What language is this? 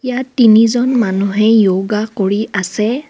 Assamese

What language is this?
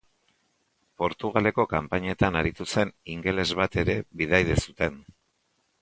Basque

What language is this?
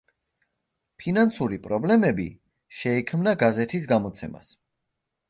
Georgian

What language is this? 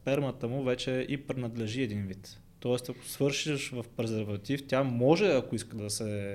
Bulgarian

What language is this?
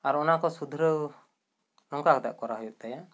Santali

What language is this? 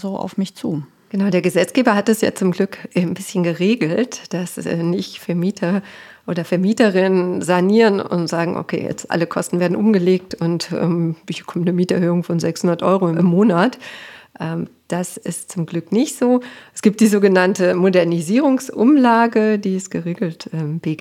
German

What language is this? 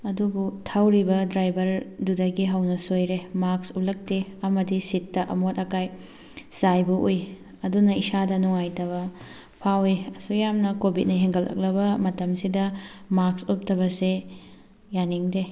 Manipuri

